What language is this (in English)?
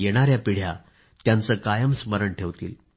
Marathi